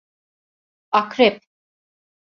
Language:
Turkish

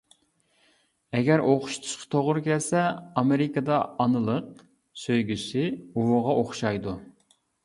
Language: Uyghur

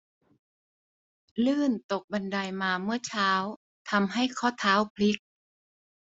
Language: Thai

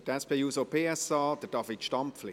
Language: Swiss German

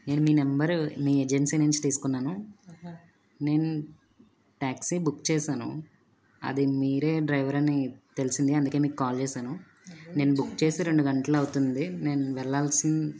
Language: Telugu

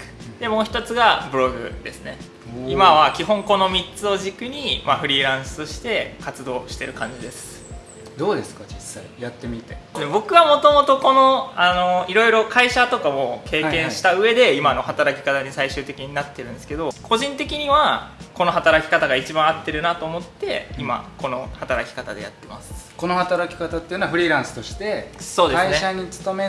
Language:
Japanese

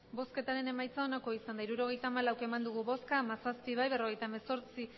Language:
Basque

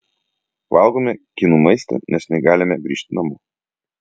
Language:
Lithuanian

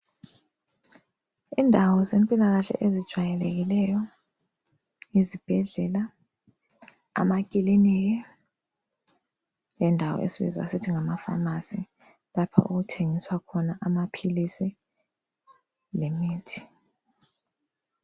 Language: North Ndebele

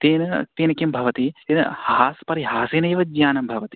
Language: Sanskrit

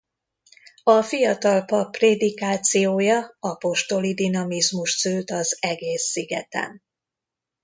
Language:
Hungarian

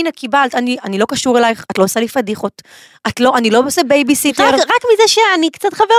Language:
Hebrew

